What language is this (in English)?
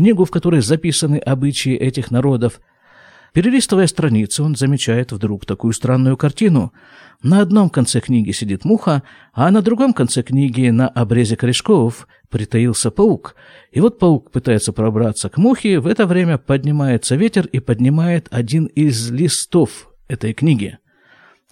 Russian